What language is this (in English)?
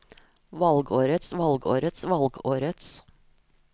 Norwegian